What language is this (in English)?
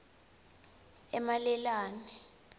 Swati